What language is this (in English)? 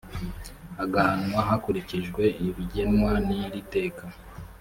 Kinyarwanda